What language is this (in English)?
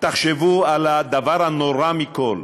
Hebrew